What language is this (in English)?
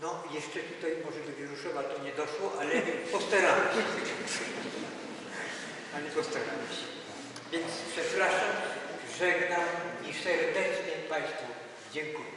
Polish